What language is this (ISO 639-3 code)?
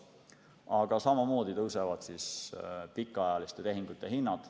est